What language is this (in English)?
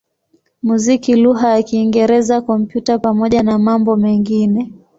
Swahili